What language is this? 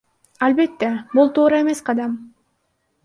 Kyrgyz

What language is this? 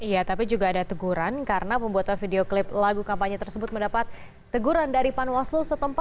Indonesian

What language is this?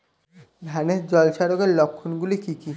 Bangla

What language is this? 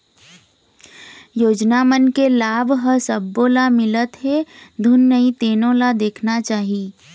Chhattisgarhi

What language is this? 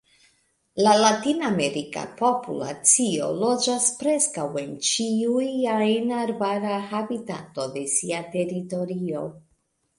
Esperanto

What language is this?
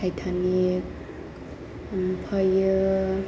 Bodo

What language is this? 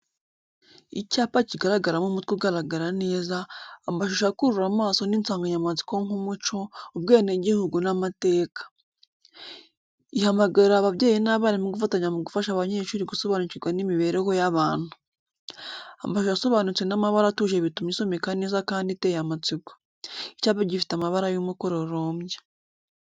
Kinyarwanda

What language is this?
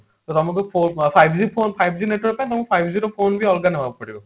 Odia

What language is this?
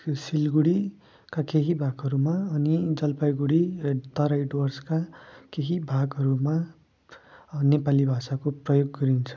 Nepali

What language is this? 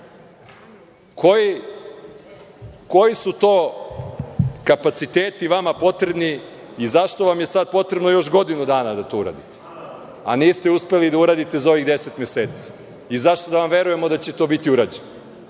Serbian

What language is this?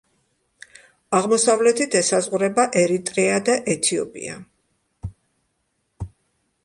Georgian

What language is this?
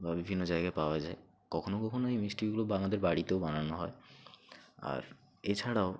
Bangla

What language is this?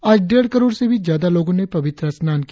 Hindi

